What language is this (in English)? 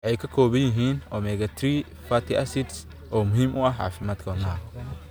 Somali